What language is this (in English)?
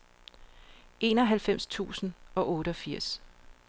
Danish